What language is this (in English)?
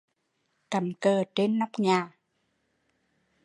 Vietnamese